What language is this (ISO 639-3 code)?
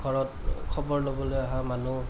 asm